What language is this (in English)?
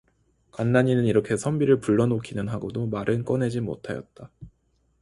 Korean